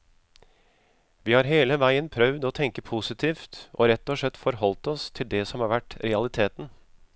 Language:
Norwegian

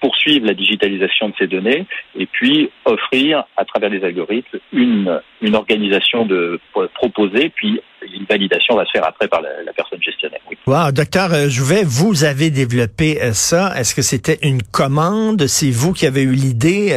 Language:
French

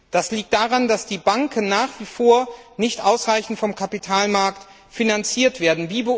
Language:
German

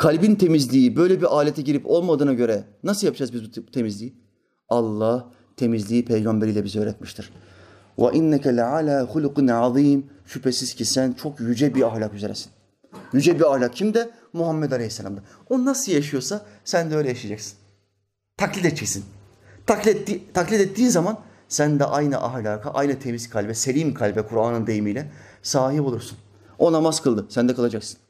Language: Turkish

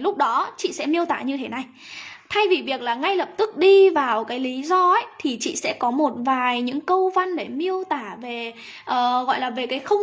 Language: Vietnamese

